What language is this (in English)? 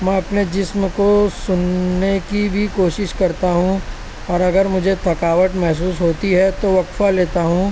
Urdu